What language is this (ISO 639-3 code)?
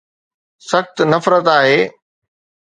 snd